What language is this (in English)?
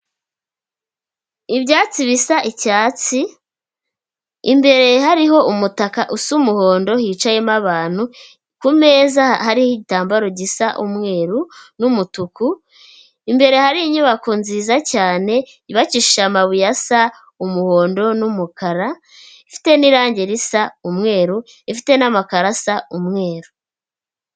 Kinyarwanda